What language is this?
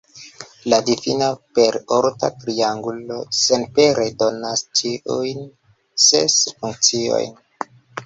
Esperanto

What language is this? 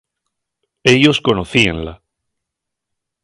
Asturian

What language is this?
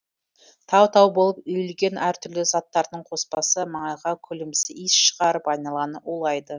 Kazakh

